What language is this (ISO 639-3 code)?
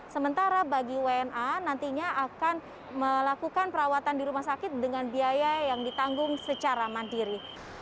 ind